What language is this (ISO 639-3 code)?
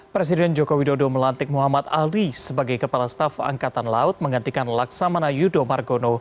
ind